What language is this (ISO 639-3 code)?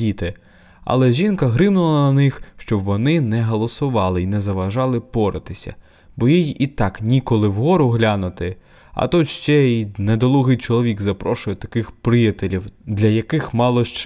ukr